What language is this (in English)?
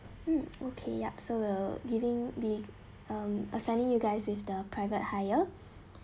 English